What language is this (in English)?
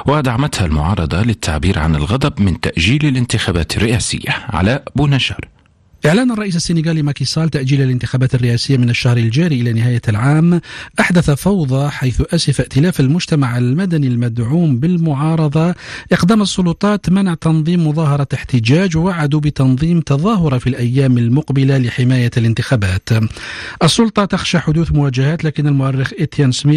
Arabic